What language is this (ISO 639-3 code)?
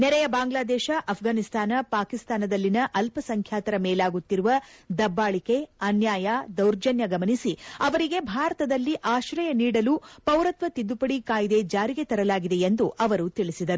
kan